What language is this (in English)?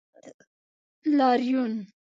Pashto